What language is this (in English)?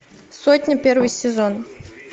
Russian